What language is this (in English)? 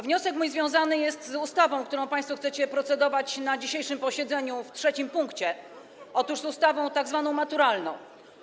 Polish